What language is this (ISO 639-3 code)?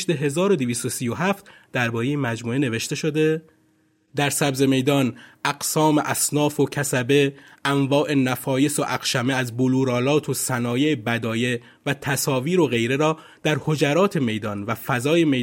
fas